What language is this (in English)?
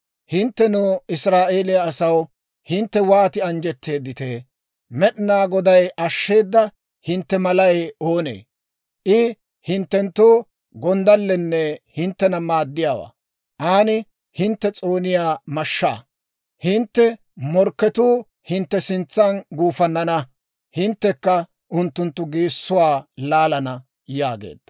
Dawro